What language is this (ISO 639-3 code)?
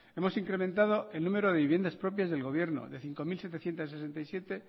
spa